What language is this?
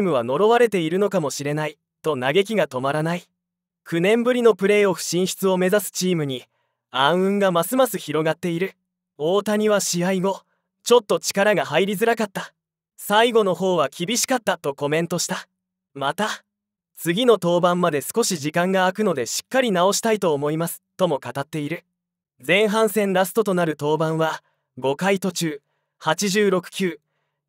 Japanese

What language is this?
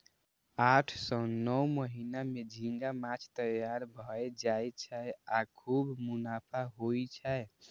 Maithili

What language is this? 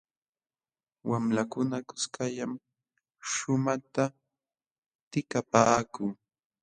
Jauja Wanca Quechua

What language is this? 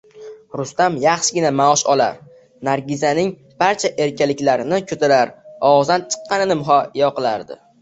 Uzbek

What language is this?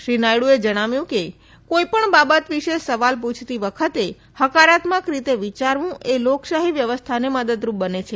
Gujarati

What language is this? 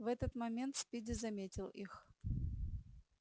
Russian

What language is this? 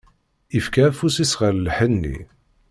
Kabyle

